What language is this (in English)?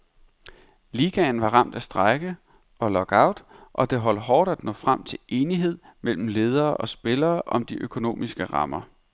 Danish